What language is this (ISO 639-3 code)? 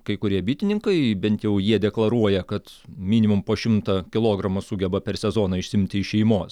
lit